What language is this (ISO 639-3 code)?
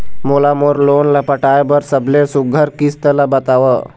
hne